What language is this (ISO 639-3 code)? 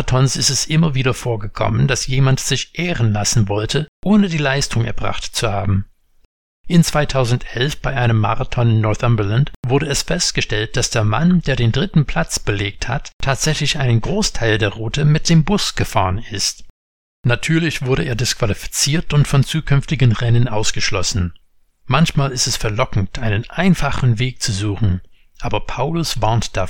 deu